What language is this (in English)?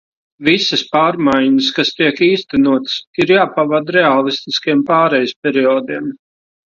Latvian